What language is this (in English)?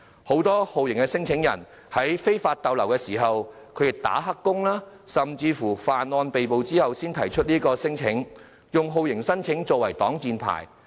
Cantonese